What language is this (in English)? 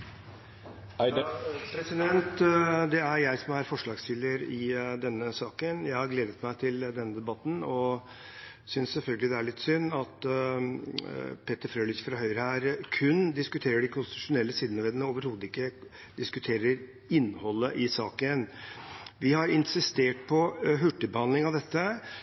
Norwegian